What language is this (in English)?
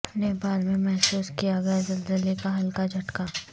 Urdu